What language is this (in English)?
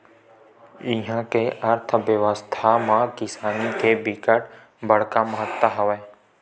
Chhattisgarhi